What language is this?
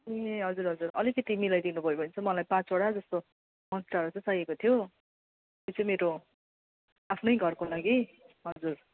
Nepali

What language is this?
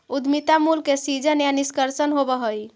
Magahi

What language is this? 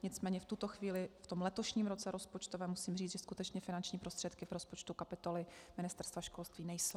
Czech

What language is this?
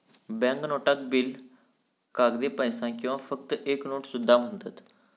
Marathi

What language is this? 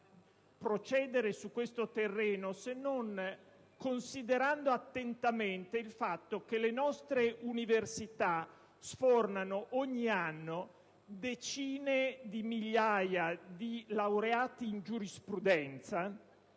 Italian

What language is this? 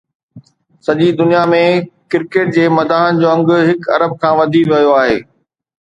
Sindhi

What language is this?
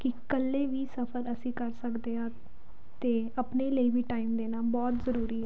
Punjabi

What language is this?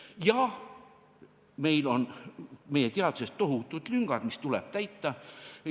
Estonian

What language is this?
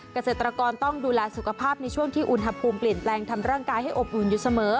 Thai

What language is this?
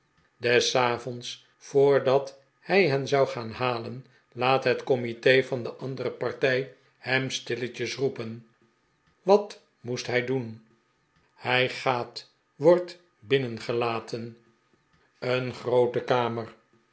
Dutch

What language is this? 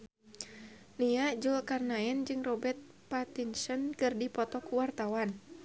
Sundanese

